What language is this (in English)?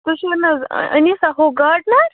Kashmiri